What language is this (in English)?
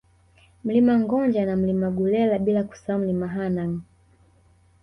Swahili